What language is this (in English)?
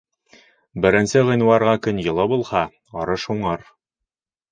Bashkir